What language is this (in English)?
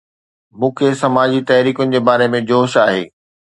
Sindhi